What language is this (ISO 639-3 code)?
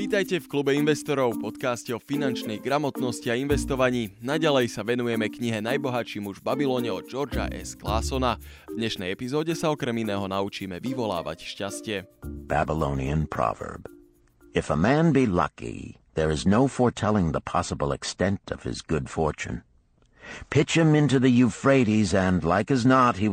slk